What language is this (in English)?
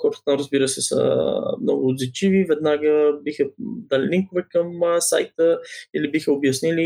Bulgarian